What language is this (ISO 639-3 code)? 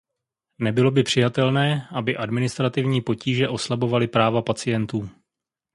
ces